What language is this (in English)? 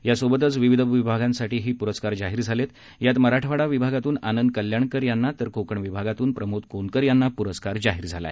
Marathi